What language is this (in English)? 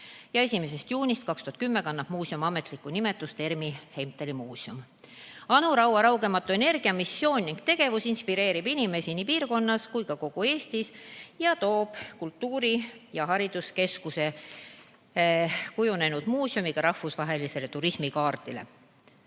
Estonian